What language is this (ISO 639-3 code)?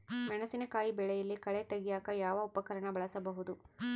kan